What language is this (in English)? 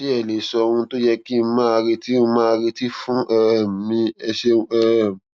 Yoruba